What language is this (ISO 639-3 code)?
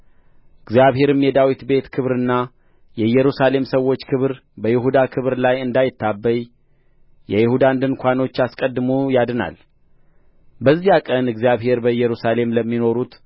amh